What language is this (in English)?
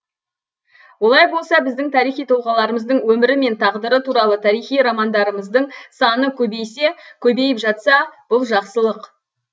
Kazakh